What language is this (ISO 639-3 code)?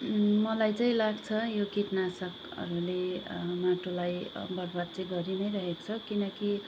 nep